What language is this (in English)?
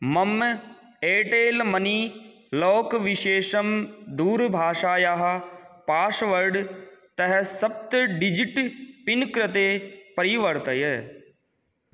Sanskrit